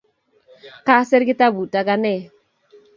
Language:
Kalenjin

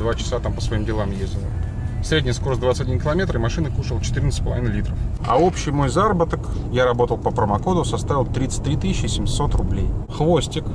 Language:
Russian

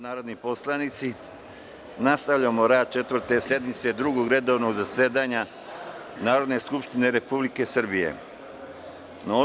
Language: Serbian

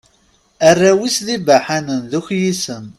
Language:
Kabyle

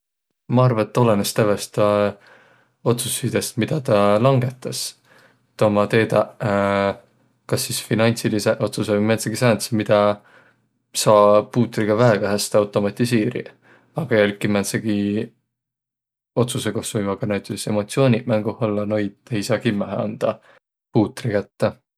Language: Võro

